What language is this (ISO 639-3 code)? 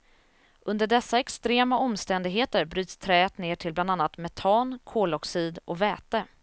swe